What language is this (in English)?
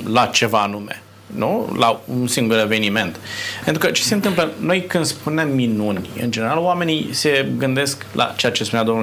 Romanian